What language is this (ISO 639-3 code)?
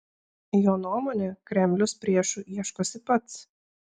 lit